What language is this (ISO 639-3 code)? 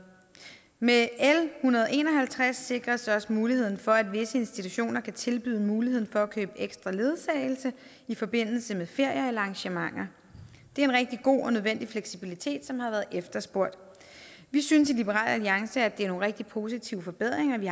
dan